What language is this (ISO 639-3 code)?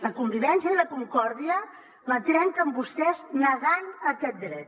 cat